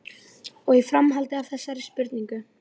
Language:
Icelandic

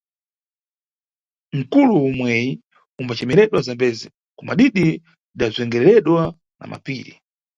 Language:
Nyungwe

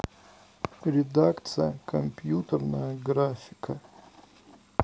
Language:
Russian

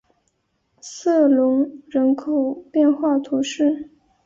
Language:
Chinese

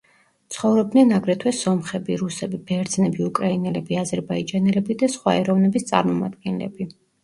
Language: Georgian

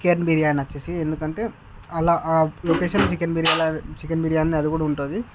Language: Telugu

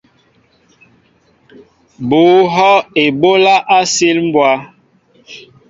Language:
Mbo (Cameroon)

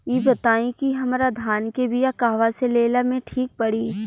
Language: Bhojpuri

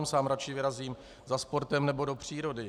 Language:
Czech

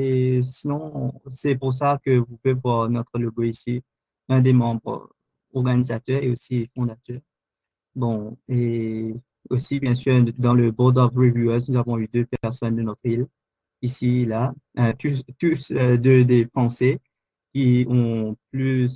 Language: French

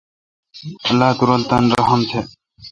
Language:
Kalkoti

